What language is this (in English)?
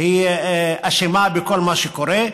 Hebrew